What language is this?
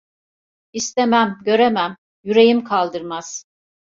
Turkish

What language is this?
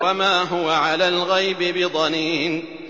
Arabic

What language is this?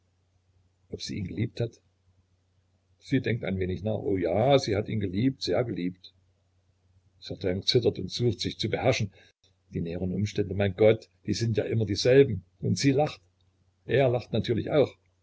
German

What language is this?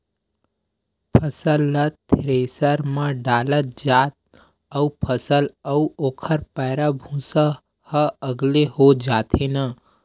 Chhattisgarhi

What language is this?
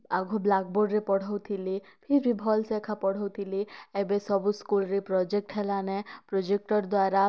Odia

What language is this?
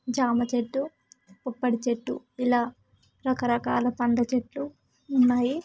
Telugu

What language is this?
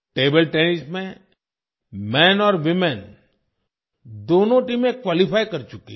Hindi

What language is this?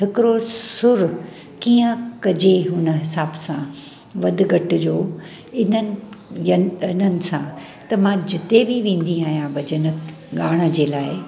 Sindhi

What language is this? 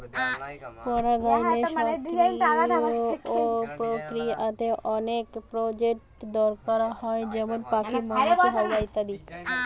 Bangla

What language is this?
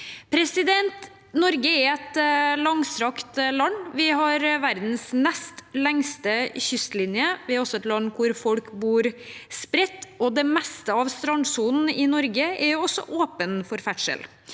Norwegian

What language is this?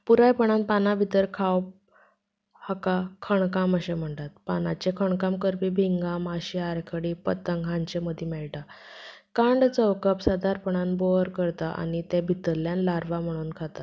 Konkani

